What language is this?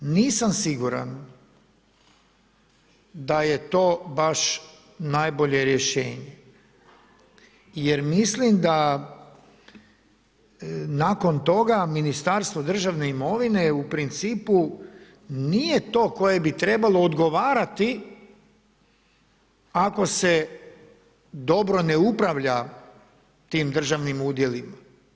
Croatian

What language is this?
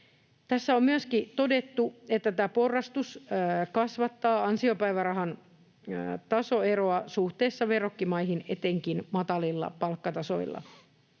Finnish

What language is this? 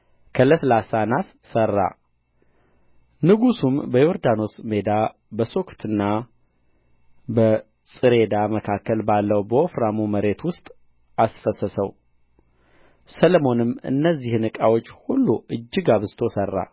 Amharic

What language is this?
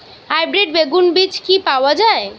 Bangla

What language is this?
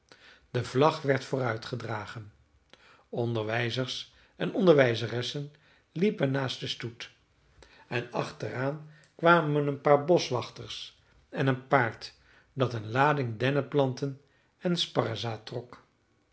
Dutch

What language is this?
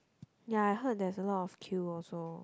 English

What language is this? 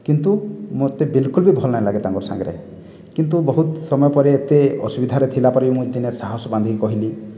Odia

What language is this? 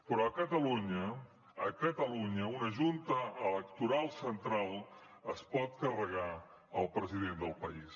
Catalan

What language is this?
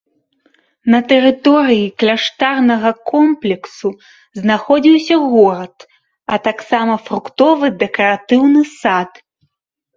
Belarusian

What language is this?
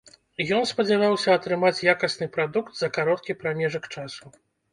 Belarusian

